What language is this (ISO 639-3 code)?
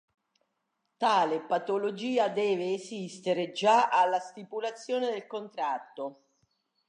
ita